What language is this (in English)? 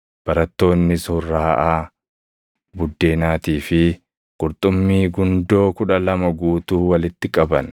Oromo